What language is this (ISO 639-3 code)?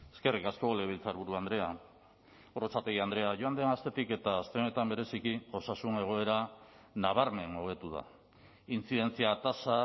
eus